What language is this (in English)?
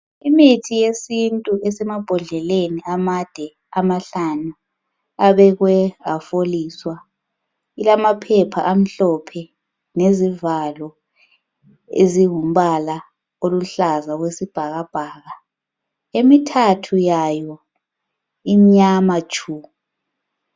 North Ndebele